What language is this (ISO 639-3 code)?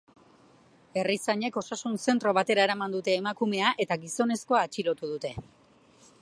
eus